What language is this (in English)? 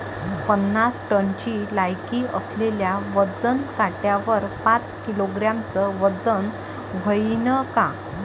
Marathi